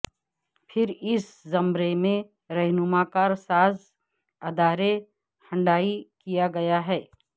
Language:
Urdu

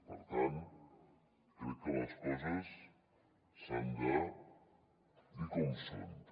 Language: Catalan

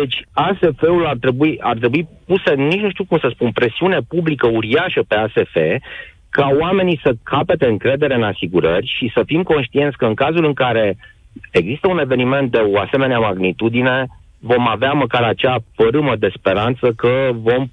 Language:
Romanian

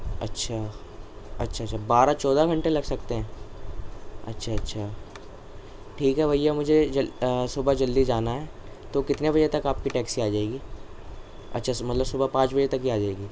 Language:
Urdu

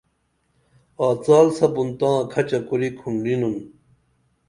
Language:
Dameli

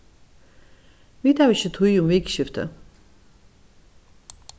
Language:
Faroese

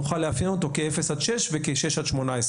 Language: Hebrew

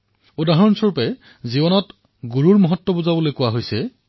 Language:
Assamese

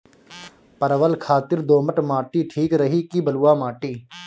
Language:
Bhojpuri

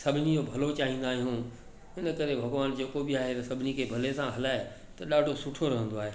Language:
Sindhi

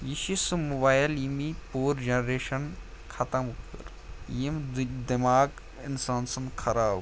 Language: Kashmiri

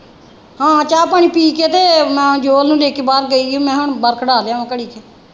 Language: Punjabi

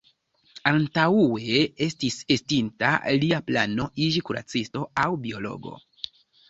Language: Esperanto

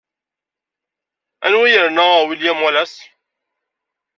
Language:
Kabyle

